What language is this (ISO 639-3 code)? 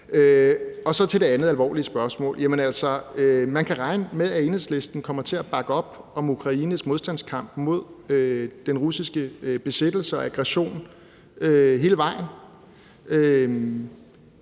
dan